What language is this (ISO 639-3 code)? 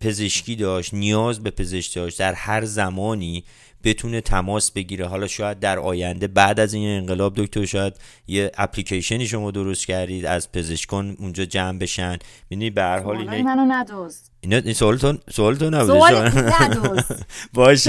fas